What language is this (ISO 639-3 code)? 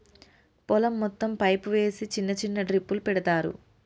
tel